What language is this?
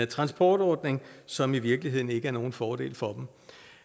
Danish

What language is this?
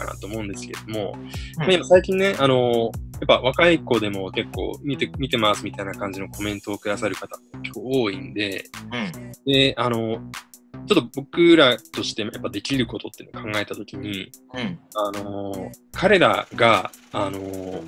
Japanese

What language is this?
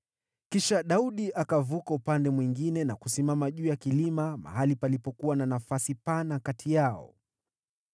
Swahili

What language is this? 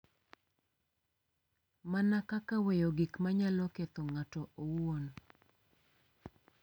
Luo (Kenya and Tanzania)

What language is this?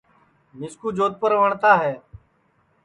Sansi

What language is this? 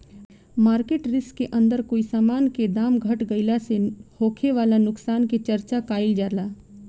Bhojpuri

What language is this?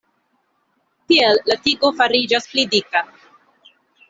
Esperanto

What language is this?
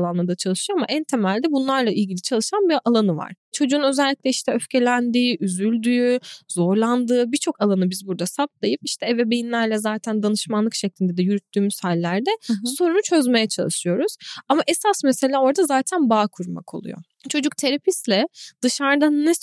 Turkish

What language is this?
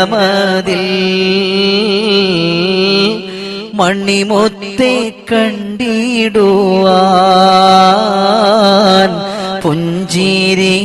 Arabic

